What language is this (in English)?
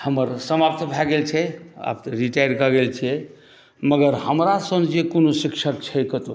Maithili